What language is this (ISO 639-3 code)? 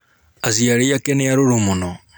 kik